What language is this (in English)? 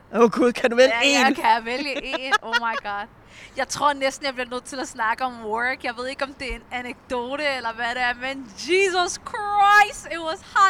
Danish